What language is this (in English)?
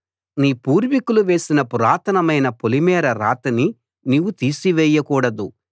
Telugu